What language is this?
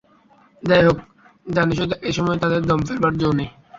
Bangla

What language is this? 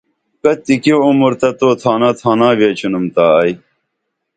Dameli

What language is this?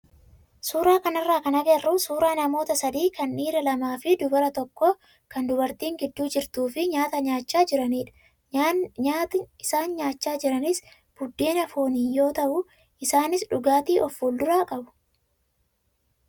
Oromo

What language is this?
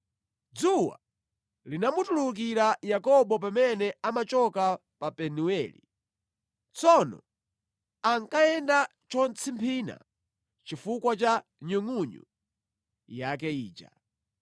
Nyanja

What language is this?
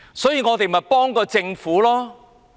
Cantonese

